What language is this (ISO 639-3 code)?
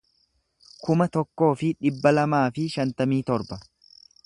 orm